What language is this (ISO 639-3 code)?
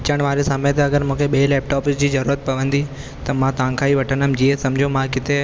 snd